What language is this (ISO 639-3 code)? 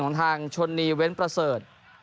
tha